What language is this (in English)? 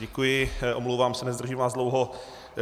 Czech